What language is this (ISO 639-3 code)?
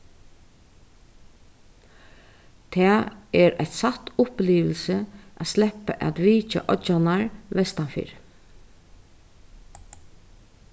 fao